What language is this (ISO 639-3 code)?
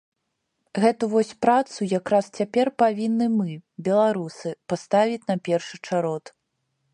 bel